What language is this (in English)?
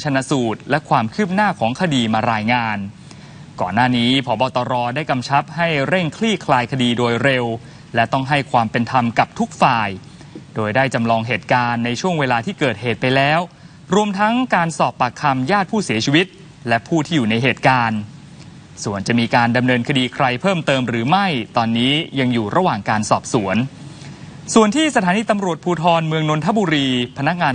Thai